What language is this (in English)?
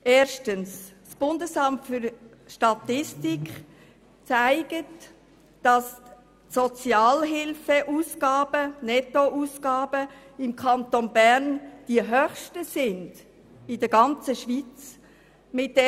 Swiss German